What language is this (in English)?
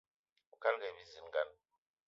Eton (Cameroon)